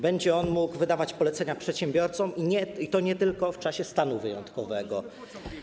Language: Polish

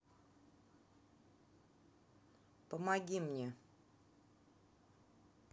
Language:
Russian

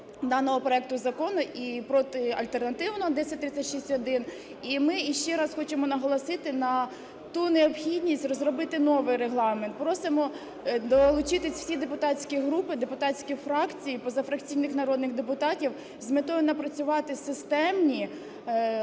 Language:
Ukrainian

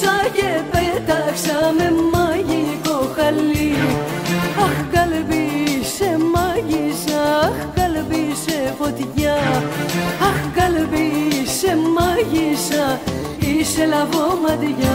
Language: Greek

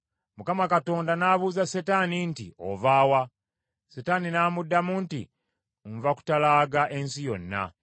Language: Ganda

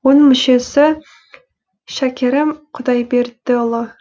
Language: Kazakh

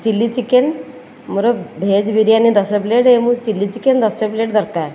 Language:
Odia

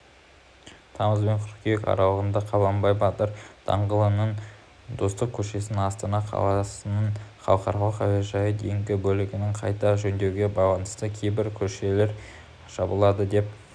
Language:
Kazakh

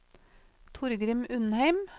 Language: Norwegian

